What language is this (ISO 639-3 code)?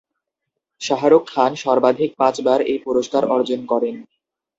ben